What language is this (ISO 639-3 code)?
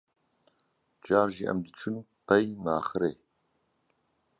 kur